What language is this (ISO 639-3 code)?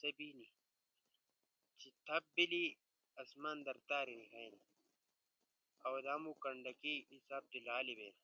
ush